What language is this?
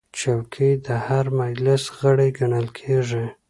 Pashto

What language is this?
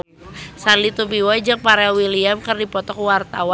Sundanese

